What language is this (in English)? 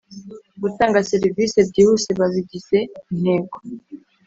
Kinyarwanda